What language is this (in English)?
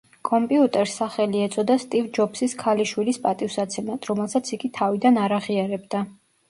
Georgian